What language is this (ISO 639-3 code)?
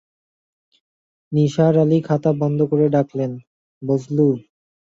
ben